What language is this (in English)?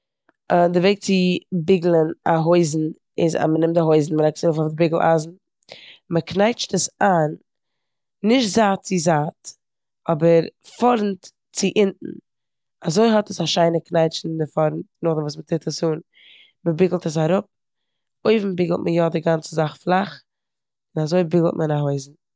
Yiddish